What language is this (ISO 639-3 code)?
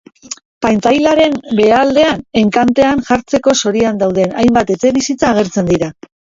eus